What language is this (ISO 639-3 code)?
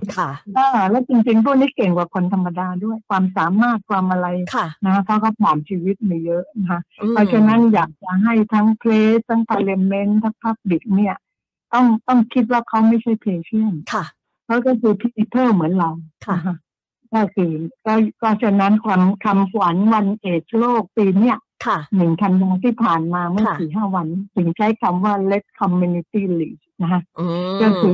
tha